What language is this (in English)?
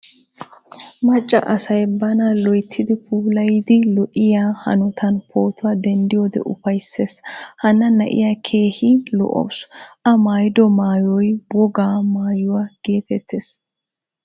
Wolaytta